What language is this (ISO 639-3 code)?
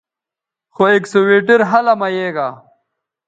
btv